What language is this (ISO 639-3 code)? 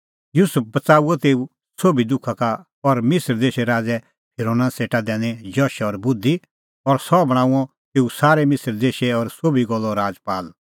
kfx